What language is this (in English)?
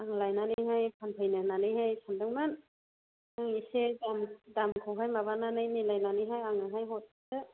Bodo